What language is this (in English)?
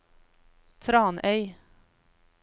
Norwegian